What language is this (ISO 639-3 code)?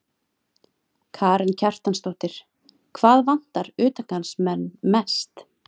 isl